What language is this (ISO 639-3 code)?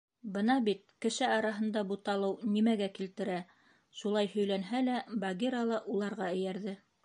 bak